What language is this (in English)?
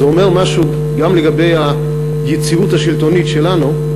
Hebrew